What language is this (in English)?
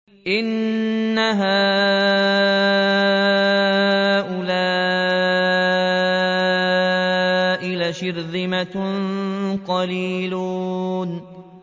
Arabic